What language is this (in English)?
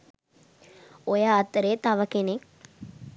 Sinhala